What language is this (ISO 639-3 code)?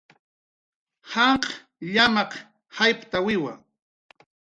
jqr